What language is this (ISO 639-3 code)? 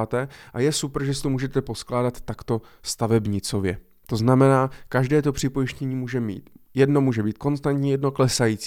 ces